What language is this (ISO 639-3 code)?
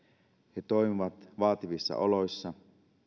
fin